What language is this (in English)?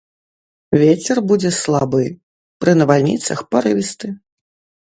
Belarusian